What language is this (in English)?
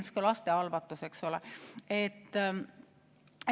Estonian